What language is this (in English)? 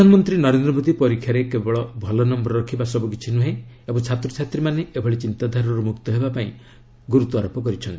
Odia